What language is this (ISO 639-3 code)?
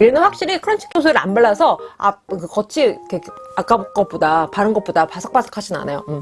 kor